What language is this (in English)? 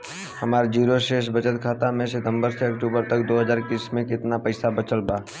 Bhojpuri